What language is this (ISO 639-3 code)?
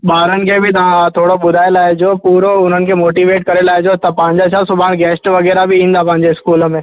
snd